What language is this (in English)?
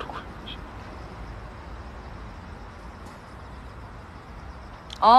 Korean